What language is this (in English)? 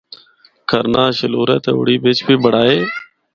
Northern Hindko